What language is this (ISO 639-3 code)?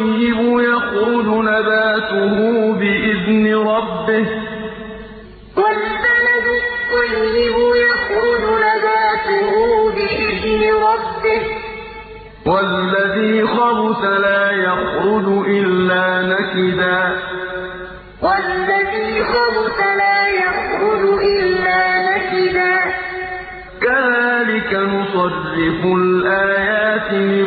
ara